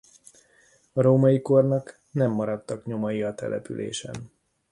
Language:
Hungarian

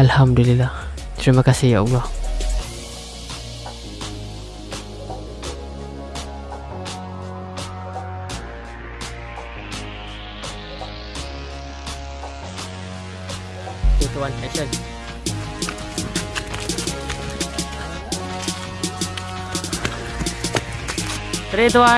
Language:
Malay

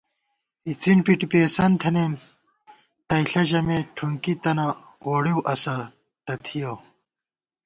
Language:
Gawar-Bati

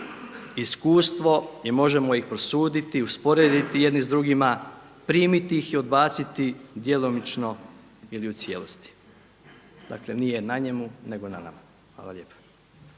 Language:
Croatian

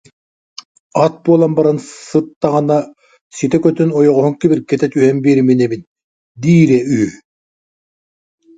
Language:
Yakut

